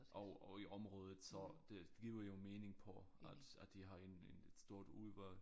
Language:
Danish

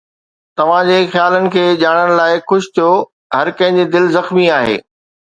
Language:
Sindhi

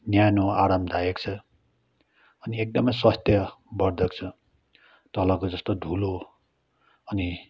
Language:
Nepali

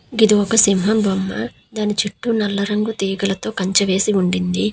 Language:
Telugu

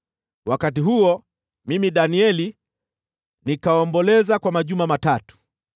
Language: Swahili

